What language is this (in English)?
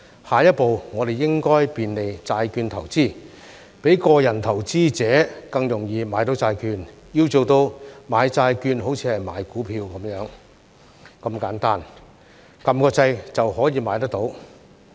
Cantonese